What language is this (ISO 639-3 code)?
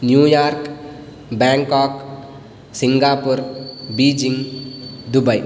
san